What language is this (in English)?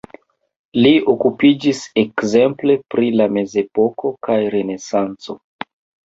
Esperanto